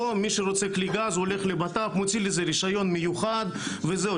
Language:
Hebrew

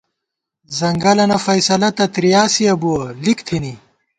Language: Gawar-Bati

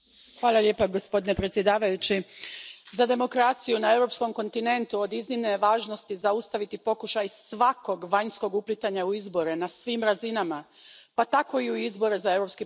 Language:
Croatian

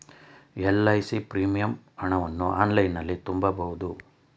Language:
Kannada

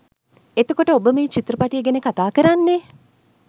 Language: Sinhala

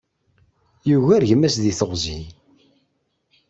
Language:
Kabyle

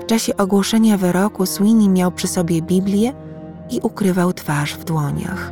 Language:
Polish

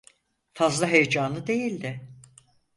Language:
Turkish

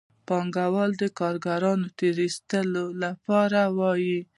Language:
Pashto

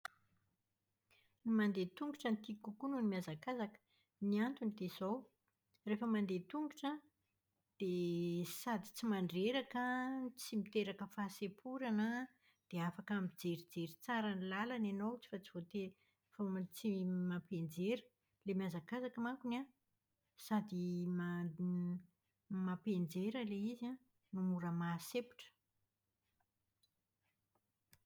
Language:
Malagasy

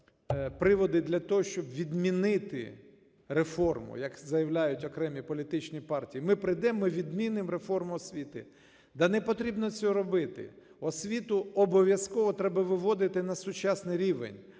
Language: Ukrainian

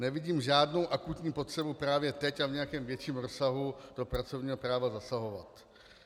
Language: Czech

